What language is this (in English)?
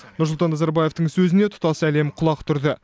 Kazakh